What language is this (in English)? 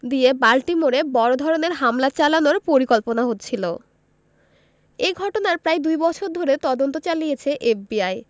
Bangla